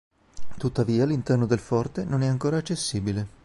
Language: Italian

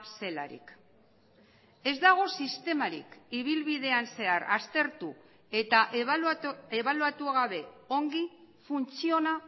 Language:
Basque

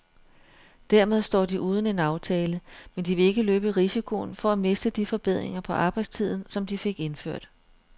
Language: Danish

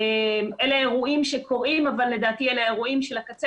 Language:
Hebrew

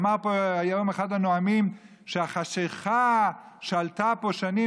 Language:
Hebrew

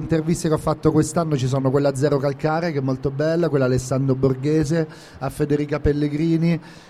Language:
Italian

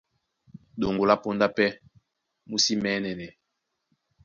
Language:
Duala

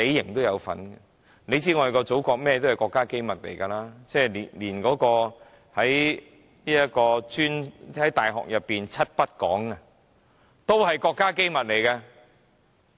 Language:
Cantonese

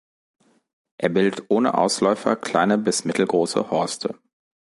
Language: German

